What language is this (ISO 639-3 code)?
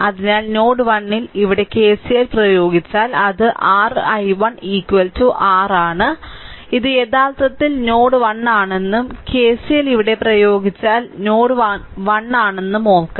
mal